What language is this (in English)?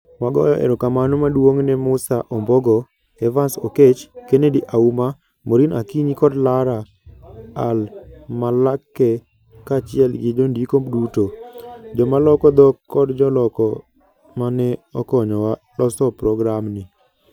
Luo (Kenya and Tanzania)